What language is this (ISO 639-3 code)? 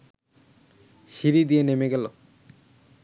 ben